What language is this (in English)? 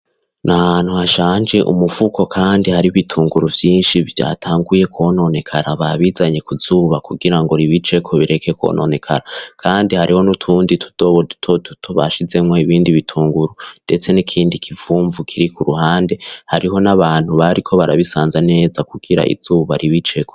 Rundi